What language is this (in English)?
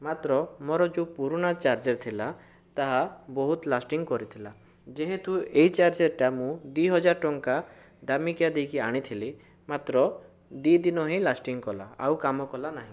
Odia